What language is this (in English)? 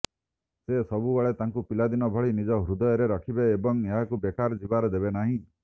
Odia